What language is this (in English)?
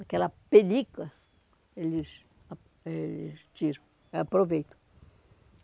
Portuguese